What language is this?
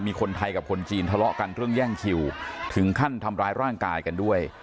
Thai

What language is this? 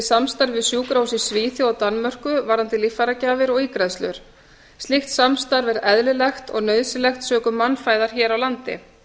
Icelandic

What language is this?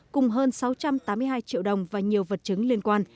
Vietnamese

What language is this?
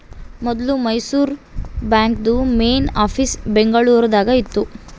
Kannada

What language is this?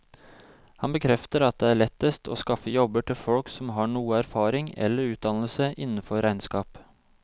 Norwegian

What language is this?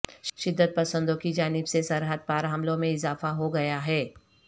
Urdu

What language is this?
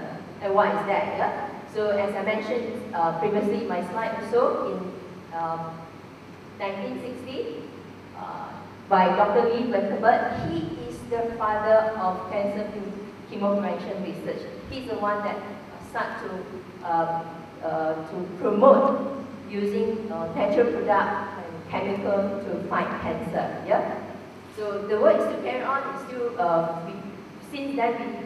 English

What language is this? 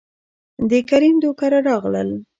Pashto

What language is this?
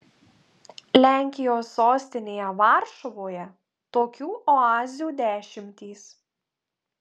Lithuanian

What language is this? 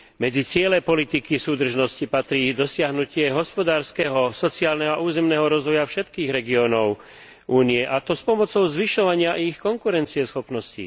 Slovak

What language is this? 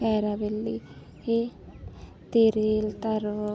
Santali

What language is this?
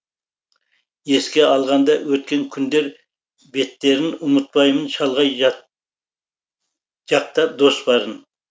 Kazakh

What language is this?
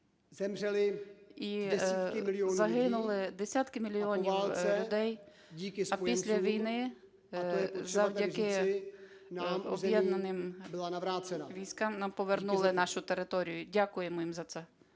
Ukrainian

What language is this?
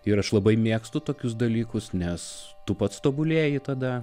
Lithuanian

